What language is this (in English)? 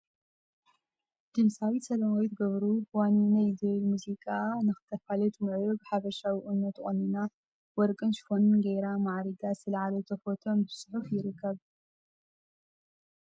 Tigrinya